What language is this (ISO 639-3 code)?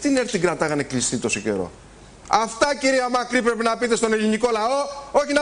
ell